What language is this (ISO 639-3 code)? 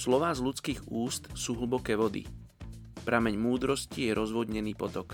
slk